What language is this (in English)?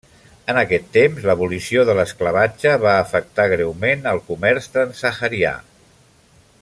Catalan